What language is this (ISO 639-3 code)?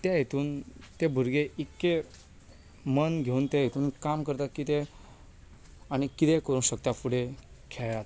kok